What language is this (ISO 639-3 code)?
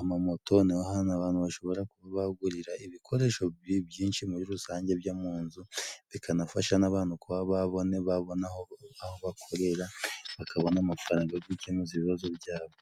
kin